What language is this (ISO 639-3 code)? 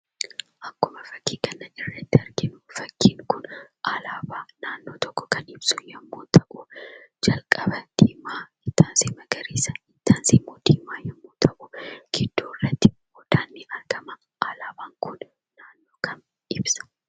orm